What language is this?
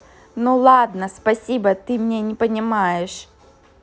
Russian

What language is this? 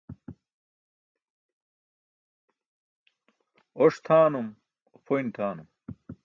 Burushaski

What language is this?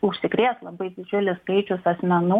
Lithuanian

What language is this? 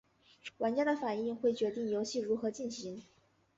Chinese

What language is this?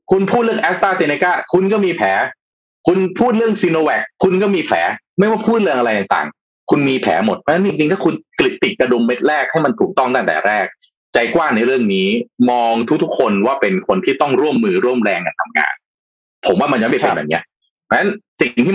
Thai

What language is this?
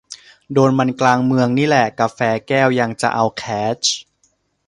Thai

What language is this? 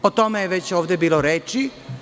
Serbian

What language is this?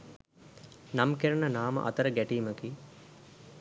Sinhala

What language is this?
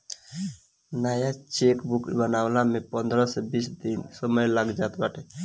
Bhojpuri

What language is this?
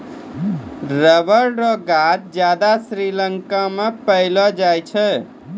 Maithili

